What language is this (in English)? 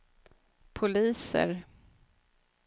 Swedish